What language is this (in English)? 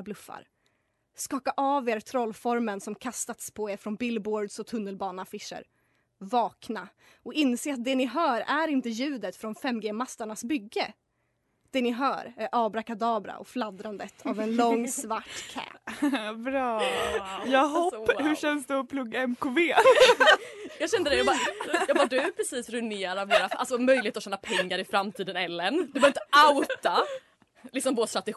Swedish